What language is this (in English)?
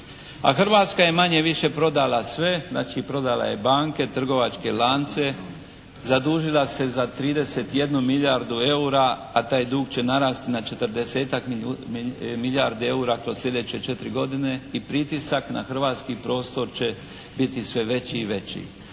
Croatian